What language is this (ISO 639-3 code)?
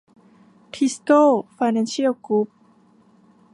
tha